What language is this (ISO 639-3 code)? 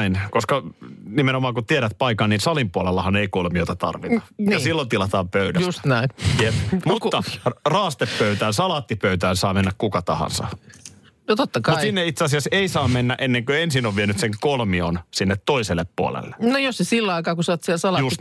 fin